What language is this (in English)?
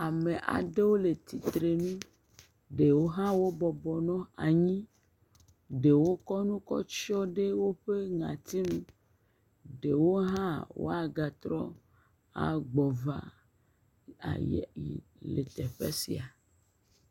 Ewe